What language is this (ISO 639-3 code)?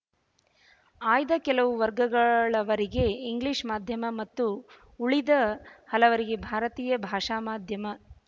kan